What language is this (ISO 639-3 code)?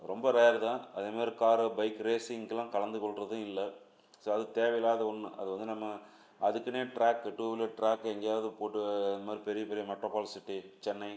tam